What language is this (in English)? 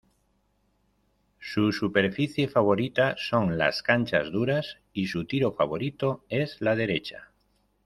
Spanish